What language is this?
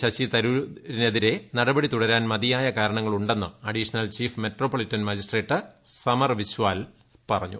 Malayalam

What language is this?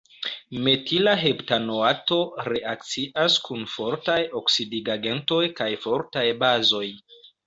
Esperanto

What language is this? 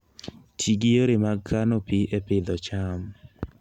Luo (Kenya and Tanzania)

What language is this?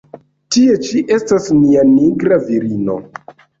Esperanto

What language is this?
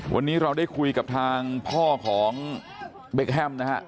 Thai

